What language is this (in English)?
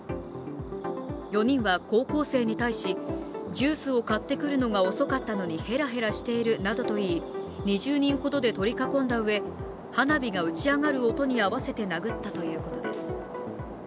Japanese